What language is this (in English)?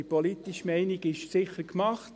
Swiss German